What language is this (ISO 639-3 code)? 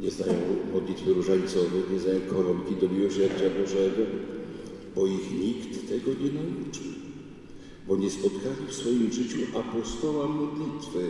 pol